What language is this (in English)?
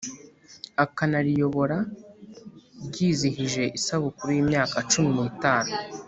Kinyarwanda